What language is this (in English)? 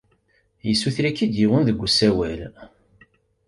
Kabyle